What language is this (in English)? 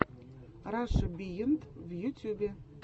Russian